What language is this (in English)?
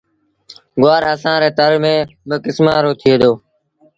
Sindhi Bhil